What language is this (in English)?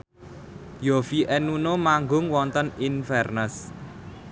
Javanese